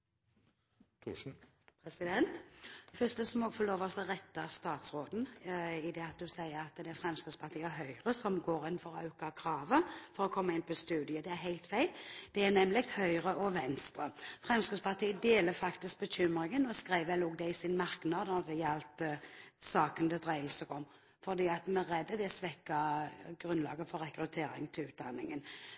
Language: Norwegian Bokmål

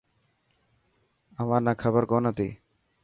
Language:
Dhatki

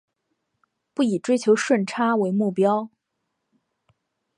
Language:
Chinese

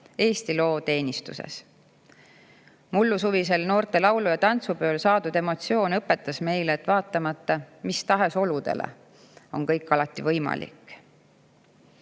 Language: Estonian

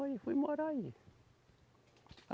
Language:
Portuguese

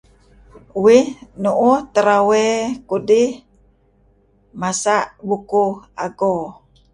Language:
Kelabit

